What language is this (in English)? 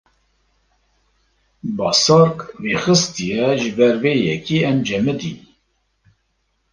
Kurdish